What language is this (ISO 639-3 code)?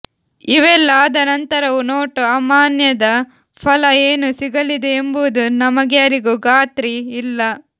kan